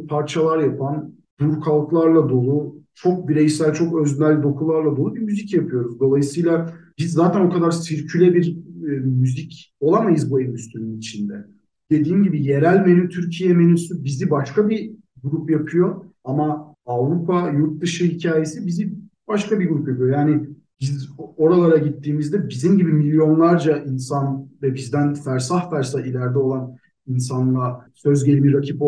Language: Turkish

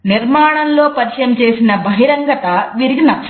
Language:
Telugu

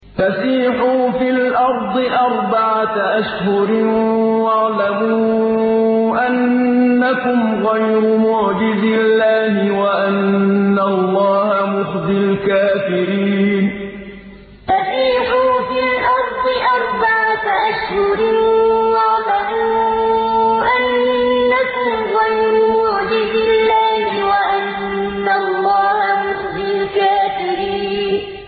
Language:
Arabic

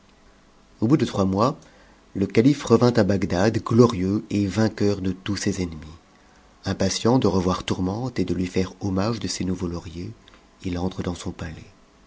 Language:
French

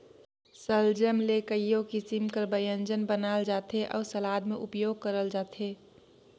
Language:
Chhattisgarhi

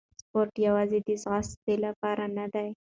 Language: Pashto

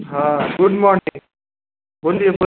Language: Maithili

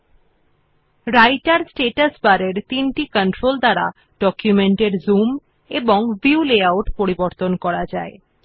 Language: Bangla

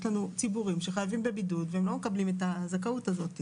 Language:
Hebrew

